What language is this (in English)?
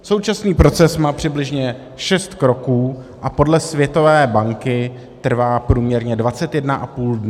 Czech